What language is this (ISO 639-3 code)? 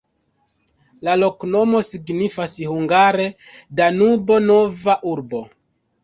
epo